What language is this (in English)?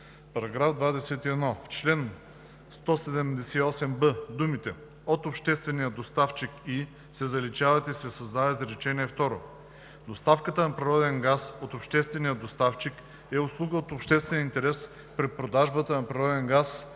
Bulgarian